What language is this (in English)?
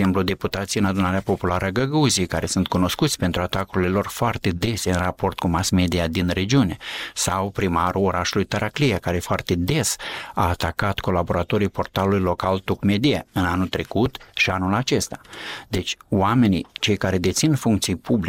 Romanian